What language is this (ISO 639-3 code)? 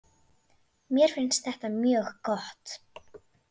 isl